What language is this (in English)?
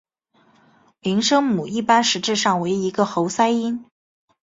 Chinese